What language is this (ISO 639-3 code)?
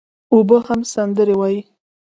pus